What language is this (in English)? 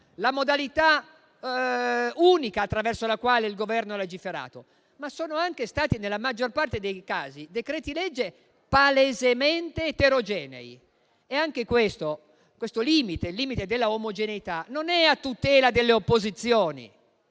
Italian